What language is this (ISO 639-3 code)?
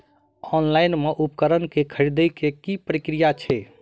mai